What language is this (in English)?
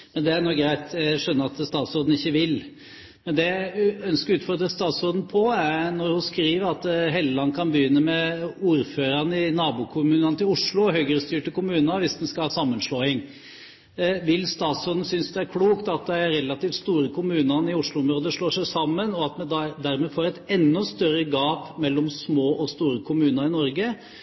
Norwegian Bokmål